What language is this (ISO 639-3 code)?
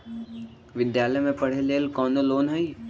mag